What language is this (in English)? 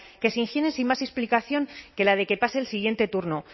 Spanish